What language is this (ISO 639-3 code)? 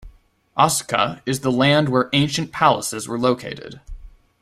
eng